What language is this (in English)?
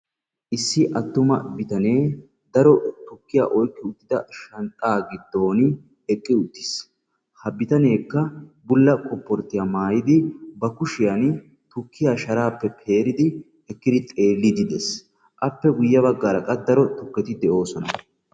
Wolaytta